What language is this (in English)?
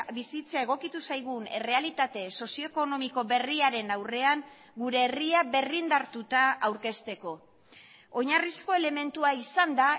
Basque